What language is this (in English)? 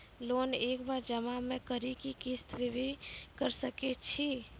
Maithili